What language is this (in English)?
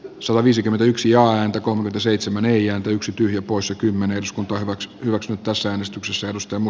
Finnish